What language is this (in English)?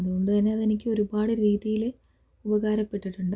Malayalam